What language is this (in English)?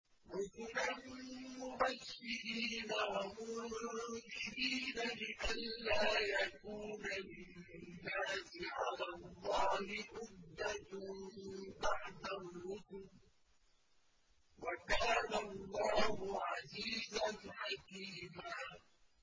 Arabic